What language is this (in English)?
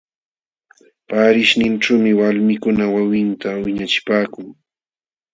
Jauja Wanca Quechua